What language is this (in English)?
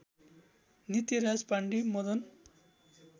Nepali